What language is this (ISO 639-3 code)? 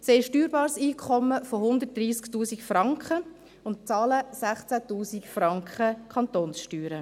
gsw